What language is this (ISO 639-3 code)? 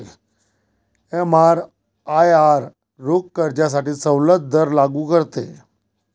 mar